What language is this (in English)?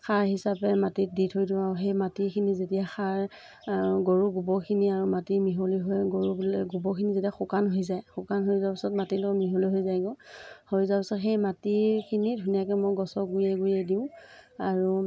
Assamese